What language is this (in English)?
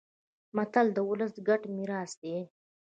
Pashto